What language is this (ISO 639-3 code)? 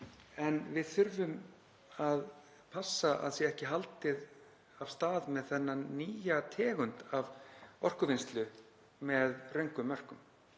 isl